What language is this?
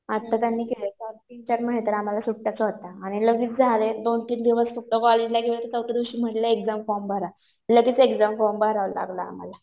Marathi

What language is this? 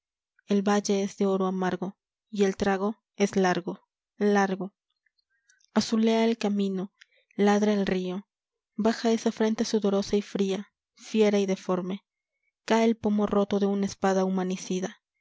Spanish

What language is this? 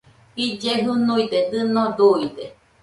Nüpode Huitoto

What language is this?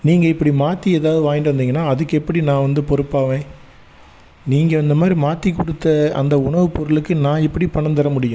Tamil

